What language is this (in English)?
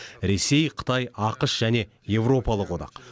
Kazakh